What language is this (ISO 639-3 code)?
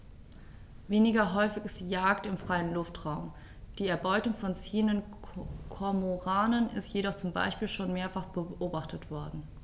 deu